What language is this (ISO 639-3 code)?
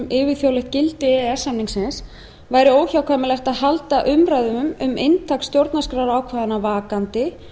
isl